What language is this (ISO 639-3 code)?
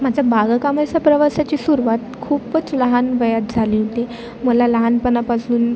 mar